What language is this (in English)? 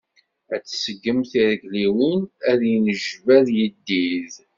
Kabyle